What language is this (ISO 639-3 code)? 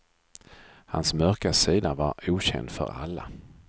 swe